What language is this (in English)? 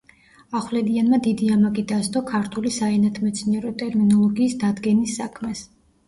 Georgian